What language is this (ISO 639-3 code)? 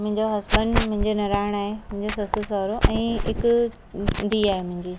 snd